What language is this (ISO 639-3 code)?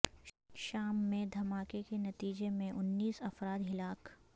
urd